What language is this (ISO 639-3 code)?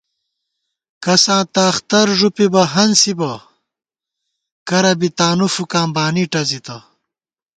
gwt